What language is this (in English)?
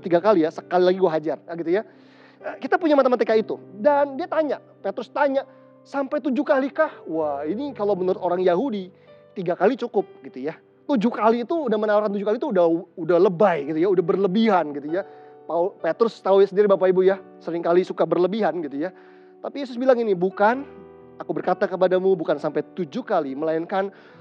Indonesian